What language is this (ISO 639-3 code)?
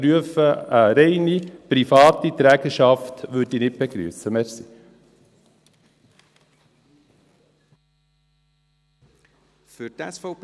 gsw